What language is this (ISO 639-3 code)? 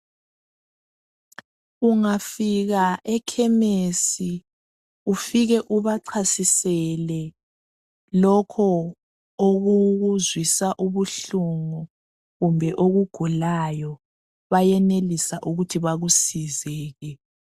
nde